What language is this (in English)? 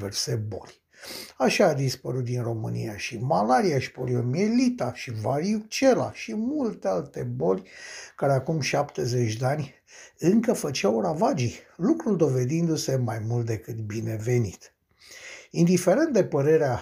Romanian